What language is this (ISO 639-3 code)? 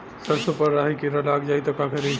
bho